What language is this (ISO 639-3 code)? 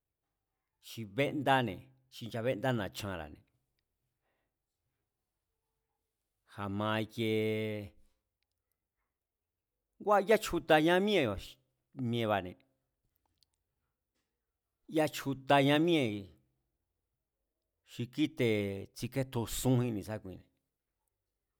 vmz